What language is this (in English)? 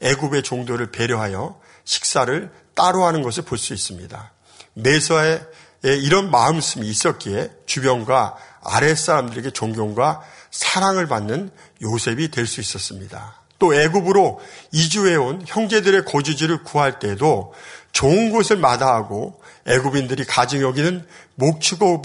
Korean